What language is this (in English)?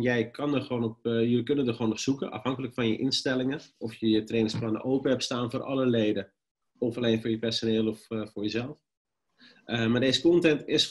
Dutch